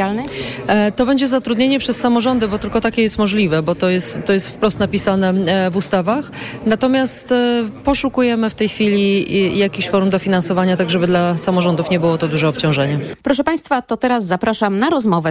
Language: Polish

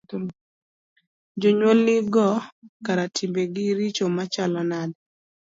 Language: Luo (Kenya and Tanzania)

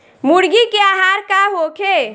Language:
Bhojpuri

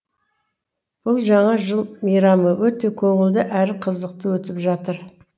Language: Kazakh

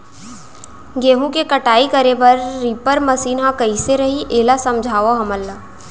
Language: Chhattisgarhi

